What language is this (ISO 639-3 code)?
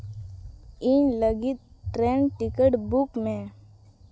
sat